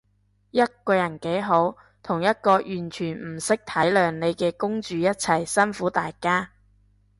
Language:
Cantonese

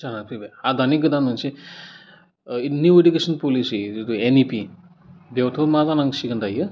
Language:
Bodo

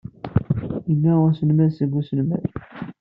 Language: Kabyle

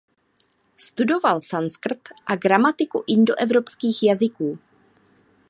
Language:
Czech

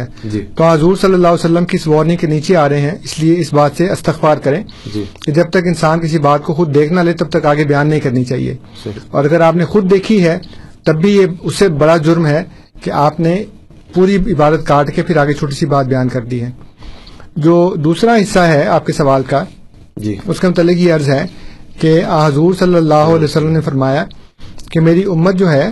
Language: Urdu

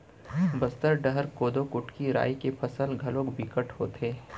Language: Chhattisgarhi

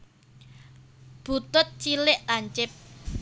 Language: Javanese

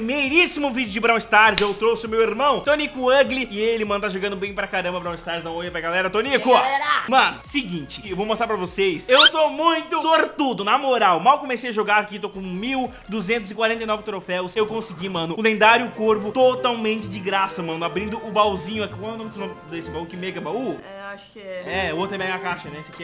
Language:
Portuguese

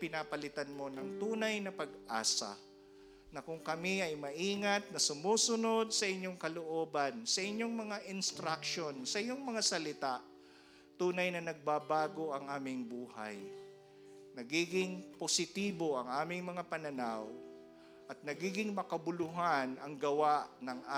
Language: Filipino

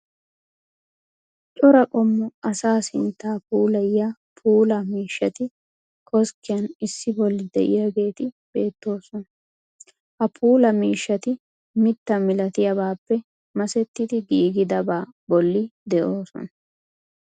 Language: Wolaytta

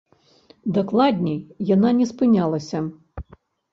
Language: Belarusian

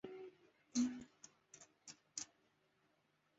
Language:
Chinese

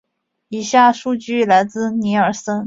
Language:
Chinese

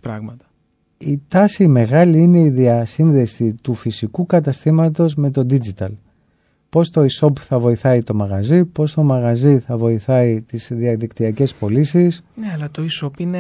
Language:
Greek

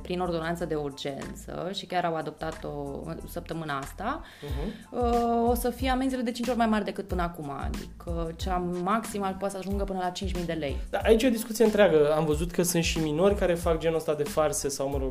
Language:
Romanian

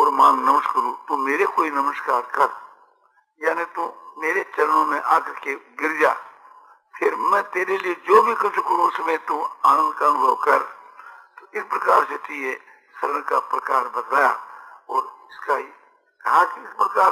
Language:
Hindi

